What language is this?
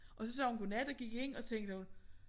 Danish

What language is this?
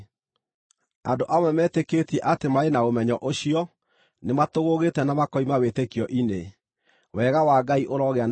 Kikuyu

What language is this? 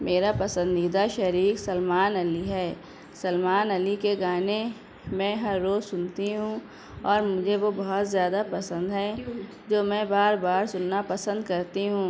Urdu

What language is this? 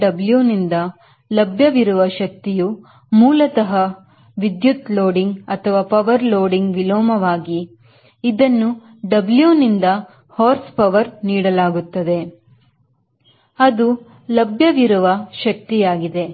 Kannada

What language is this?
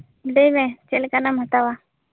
Santali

